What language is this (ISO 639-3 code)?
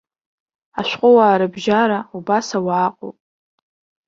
abk